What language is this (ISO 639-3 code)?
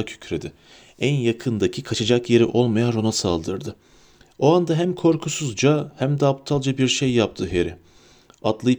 tur